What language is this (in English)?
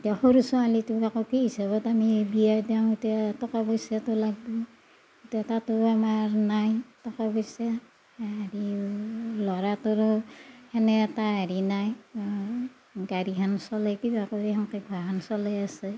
Assamese